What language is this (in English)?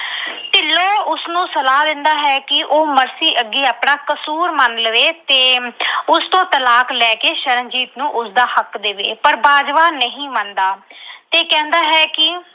Punjabi